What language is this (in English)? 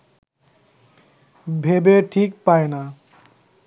Bangla